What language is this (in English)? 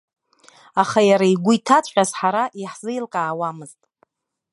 Abkhazian